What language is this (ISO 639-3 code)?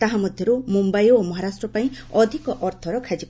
ori